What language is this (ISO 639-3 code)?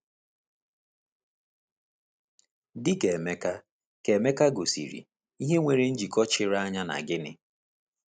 ibo